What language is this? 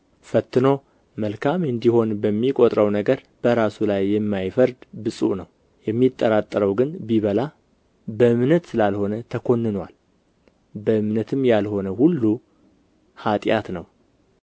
Amharic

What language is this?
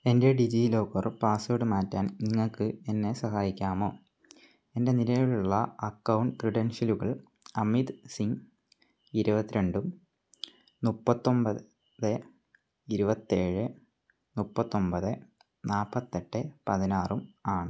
Malayalam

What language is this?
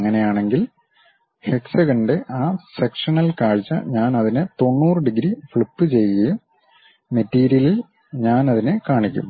Malayalam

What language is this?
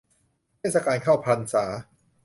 Thai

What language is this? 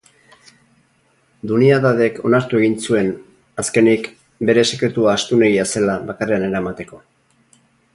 Basque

